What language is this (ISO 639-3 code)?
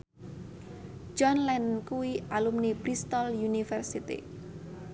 jav